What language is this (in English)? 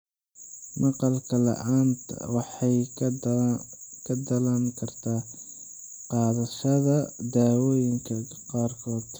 Somali